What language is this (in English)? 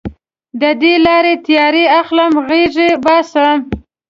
Pashto